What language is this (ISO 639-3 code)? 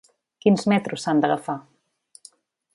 cat